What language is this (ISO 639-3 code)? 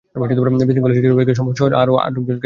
ben